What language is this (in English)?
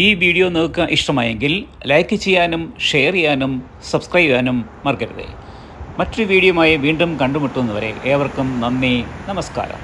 Malayalam